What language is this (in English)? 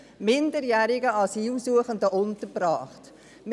Swiss German